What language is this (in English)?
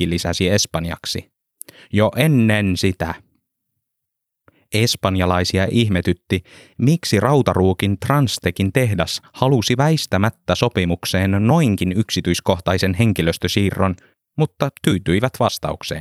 Finnish